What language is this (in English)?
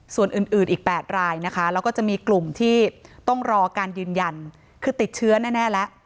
Thai